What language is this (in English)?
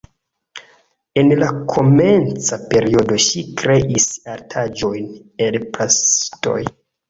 Esperanto